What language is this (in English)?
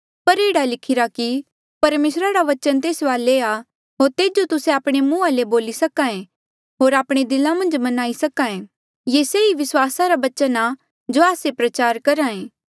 Mandeali